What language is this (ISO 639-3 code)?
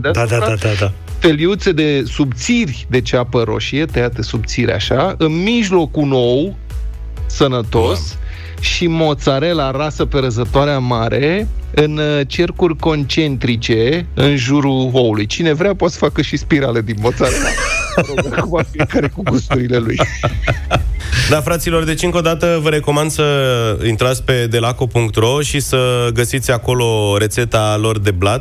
ron